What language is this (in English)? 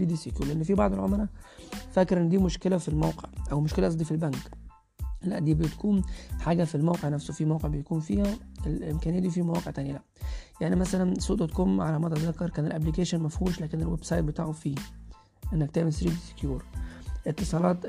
Arabic